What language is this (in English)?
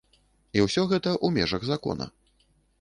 Belarusian